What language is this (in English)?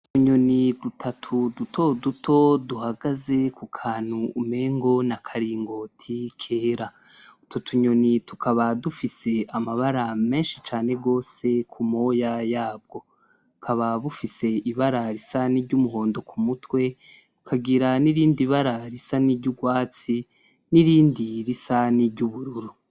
Rundi